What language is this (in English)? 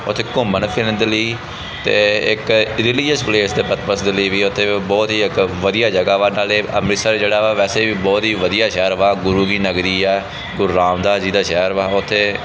Punjabi